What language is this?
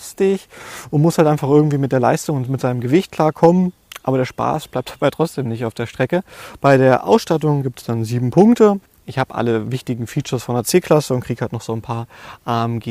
German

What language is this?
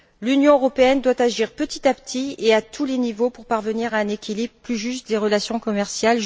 French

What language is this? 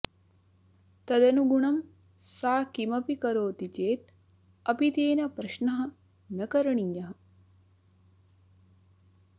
Sanskrit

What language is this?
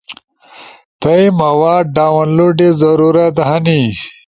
Ushojo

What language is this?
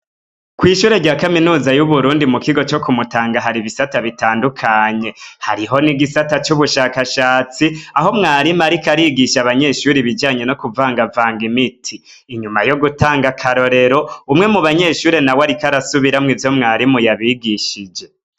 Rundi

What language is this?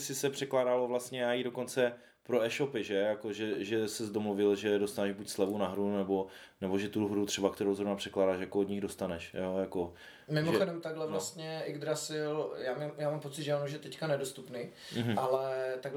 Czech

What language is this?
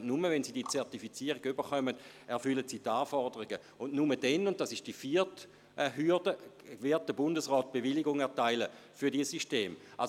Swiss German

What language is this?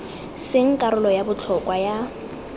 Tswana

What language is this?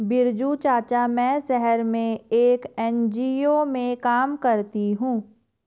Hindi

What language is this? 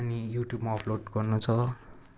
Nepali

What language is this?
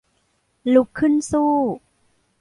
Thai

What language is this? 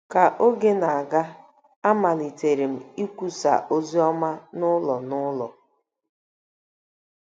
Igbo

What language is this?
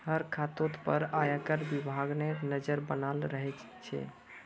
Magahi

